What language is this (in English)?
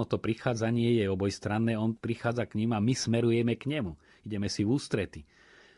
Slovak